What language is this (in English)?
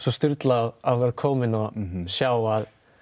Icelandic